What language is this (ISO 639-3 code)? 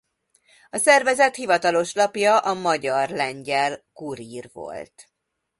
hun